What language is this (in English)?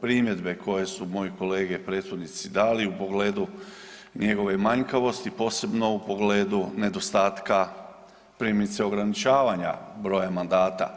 Croatian